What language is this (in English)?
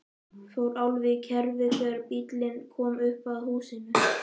Icelandic